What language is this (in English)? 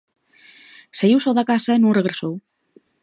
Galician